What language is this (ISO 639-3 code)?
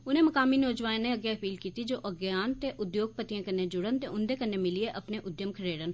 doi